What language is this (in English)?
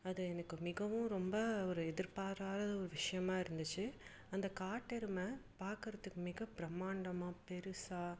Tamil